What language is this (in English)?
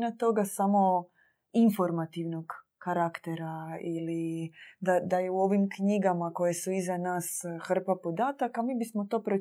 Croatian